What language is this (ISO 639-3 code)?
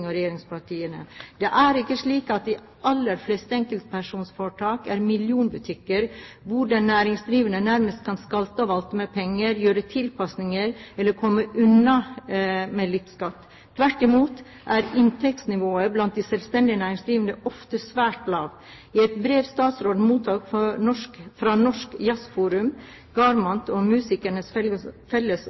nob